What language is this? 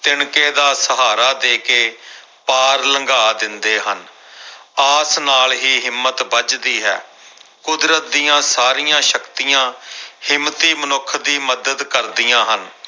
Punjabi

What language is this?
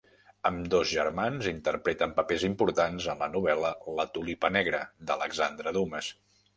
Catalan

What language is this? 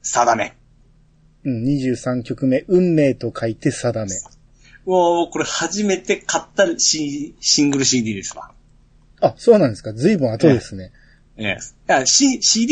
Japanese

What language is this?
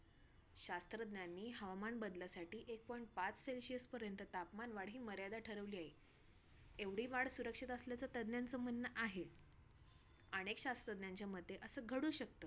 Marathi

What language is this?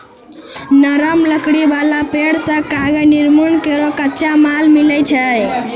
Maithili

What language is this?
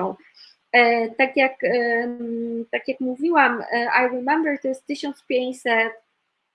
Polish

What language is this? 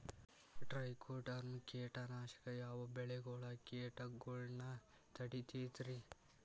Kannada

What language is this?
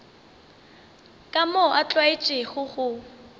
Northern Sotho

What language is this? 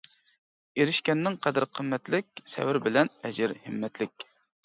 Uyghur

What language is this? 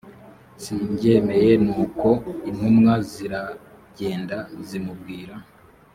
Kinyarwanda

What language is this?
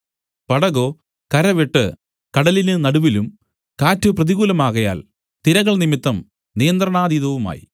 Malayalam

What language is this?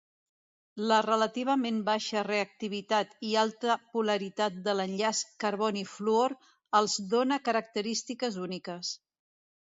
Catalan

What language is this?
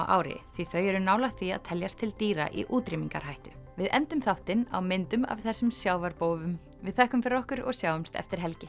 Icelandic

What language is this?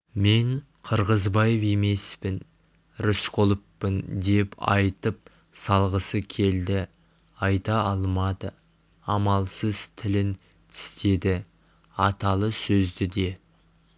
Kazakh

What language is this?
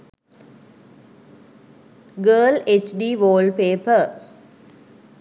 Sinhala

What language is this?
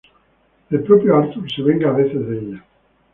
Spanish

